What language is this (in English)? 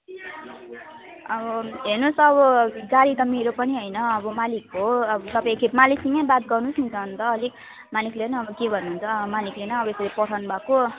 Nepali